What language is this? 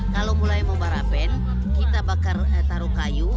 Indonesian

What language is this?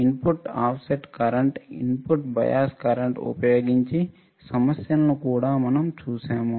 Telugu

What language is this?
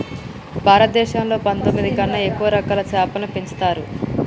Telugu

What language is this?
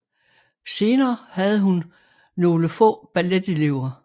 Danish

